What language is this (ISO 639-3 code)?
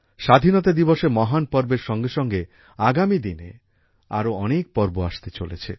ben